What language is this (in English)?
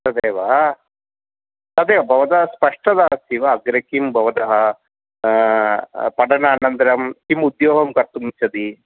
Sanskrit